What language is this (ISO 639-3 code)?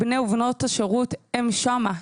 heb